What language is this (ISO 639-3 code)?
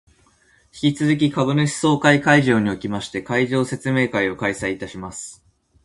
jpn